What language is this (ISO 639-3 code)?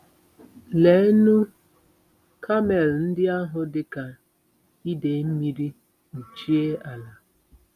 ibo